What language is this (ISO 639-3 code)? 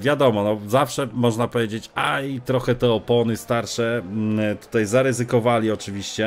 pol